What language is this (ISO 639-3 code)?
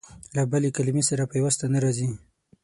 pus